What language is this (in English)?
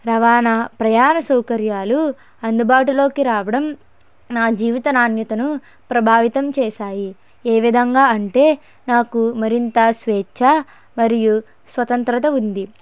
Telugu